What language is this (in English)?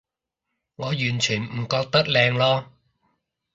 Cantonese